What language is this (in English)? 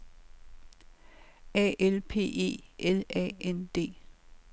Danish